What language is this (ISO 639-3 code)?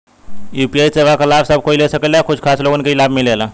bho